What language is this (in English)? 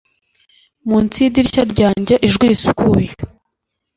Kinyarwanda